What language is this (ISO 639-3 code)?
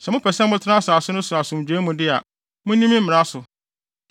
aka